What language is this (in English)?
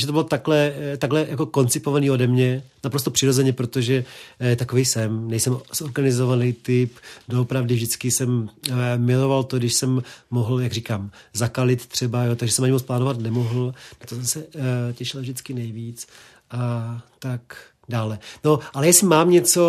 Czech